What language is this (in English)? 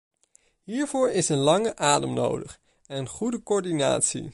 Dutch